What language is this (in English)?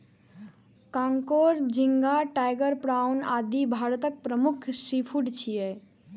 Maithili